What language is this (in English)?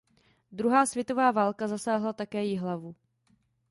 Czech